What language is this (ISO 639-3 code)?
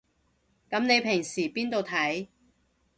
yue